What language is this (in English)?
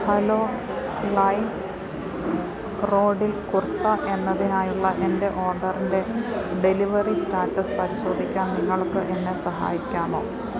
Malayalam